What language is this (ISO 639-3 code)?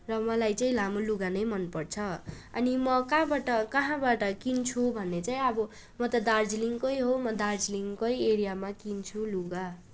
nep